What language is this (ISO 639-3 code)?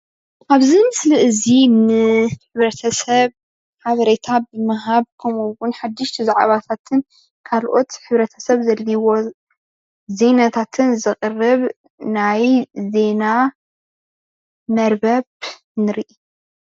tir